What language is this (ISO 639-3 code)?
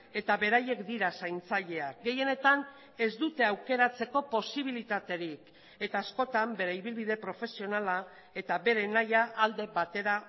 eus